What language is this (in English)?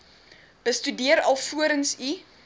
Afrikaans